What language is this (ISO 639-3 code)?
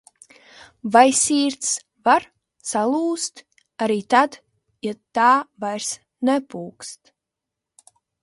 lav